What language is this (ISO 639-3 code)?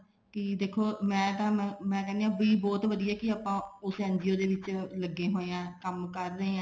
pan